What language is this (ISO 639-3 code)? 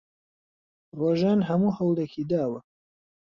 ckb